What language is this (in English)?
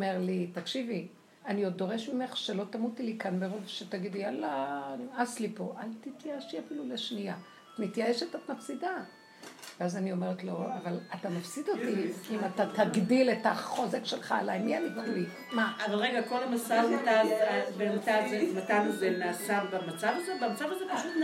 Hebrew